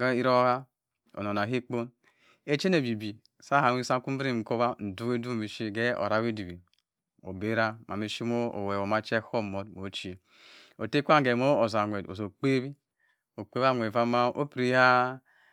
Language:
Cross River Mbembe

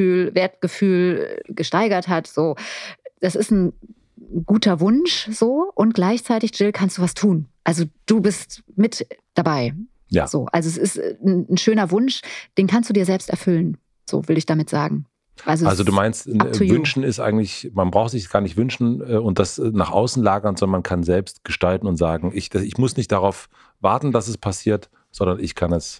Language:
German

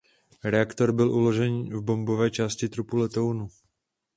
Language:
Czech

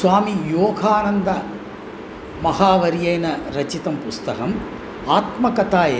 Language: Sanskrit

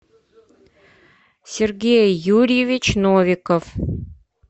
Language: Russian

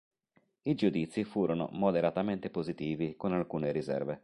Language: Italian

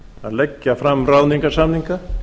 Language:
Icelandic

